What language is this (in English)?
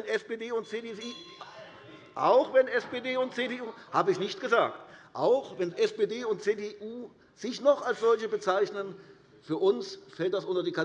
German